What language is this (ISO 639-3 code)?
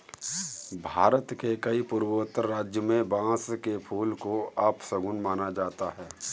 hin